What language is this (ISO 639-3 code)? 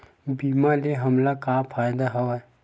hne